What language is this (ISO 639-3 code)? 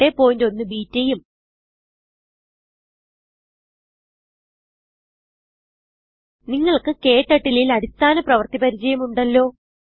mal